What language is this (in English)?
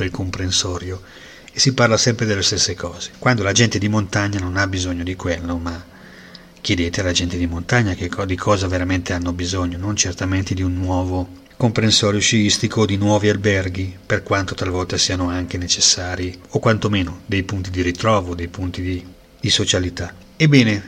Italian